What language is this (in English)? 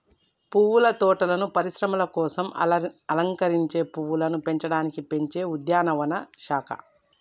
Telugu